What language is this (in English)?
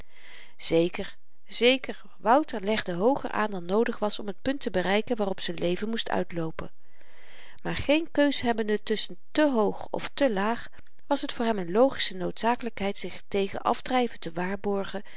Dutch